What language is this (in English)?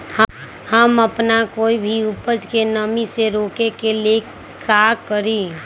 Magahi